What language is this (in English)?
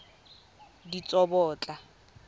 Tswana